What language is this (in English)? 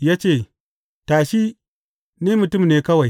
Hausa